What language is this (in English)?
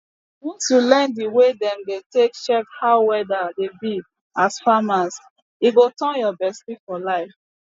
Nigerian Pidgin